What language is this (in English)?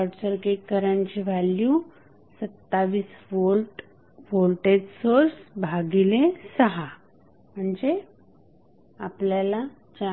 Marathi